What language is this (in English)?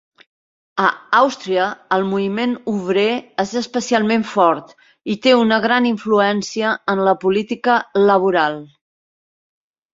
Catalan